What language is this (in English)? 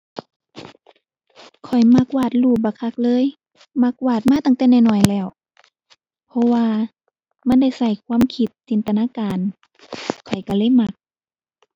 Thai